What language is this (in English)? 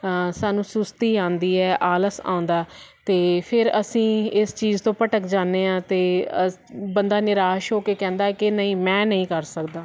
Punjabi